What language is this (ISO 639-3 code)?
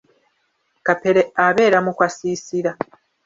lug